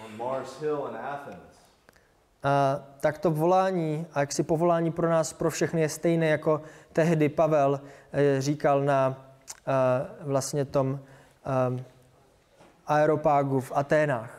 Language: Czech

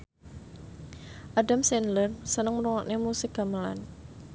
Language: Javanese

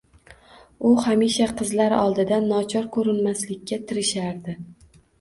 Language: Uzbek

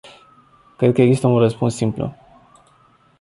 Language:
Romanian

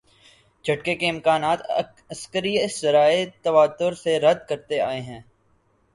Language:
Urdu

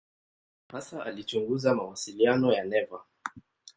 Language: Swahili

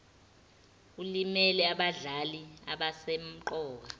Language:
Zulu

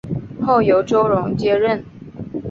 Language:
Chinese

